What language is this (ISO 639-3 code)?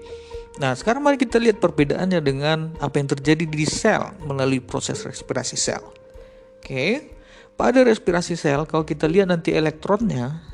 ind